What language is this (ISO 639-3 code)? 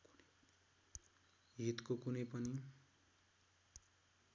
nep